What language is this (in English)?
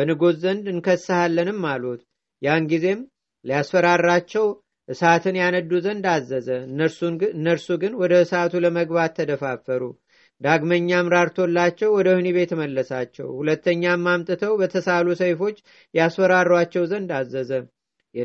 Amharic